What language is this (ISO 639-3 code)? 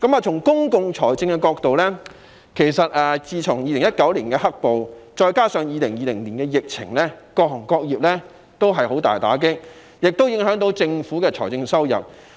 yue